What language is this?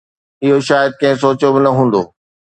Sindhi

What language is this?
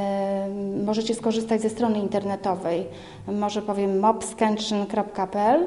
Polish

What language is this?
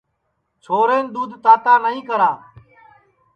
Sansi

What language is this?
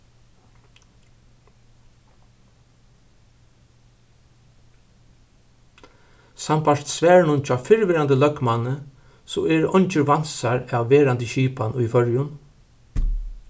Faroese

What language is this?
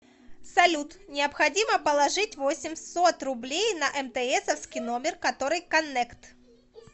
Russian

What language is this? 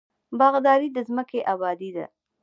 Pashto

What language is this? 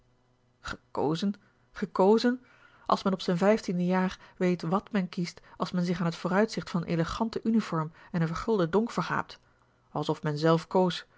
Dutch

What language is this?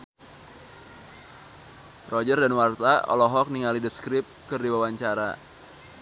Sundanese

